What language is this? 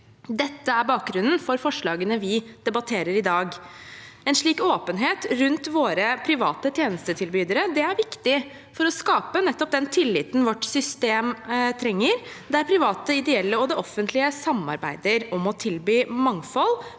Norwegian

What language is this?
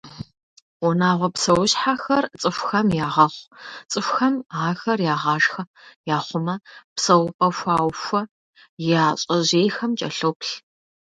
Kabardian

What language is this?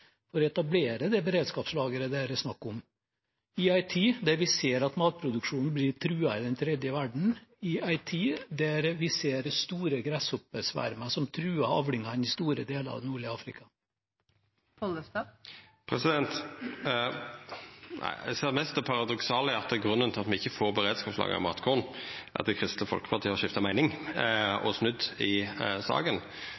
Norwegian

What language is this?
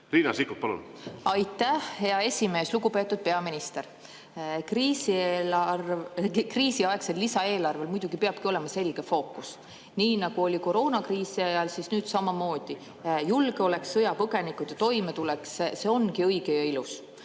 Estonian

